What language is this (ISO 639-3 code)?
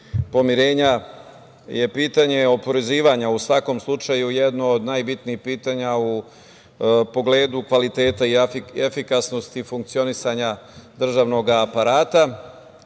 srp